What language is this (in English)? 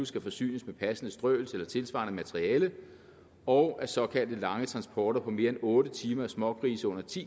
Danish